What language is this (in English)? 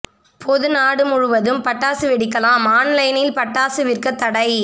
Tamil